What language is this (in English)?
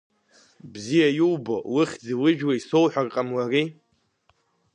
Abkhazian